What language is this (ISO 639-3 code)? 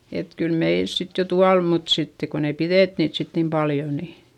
fin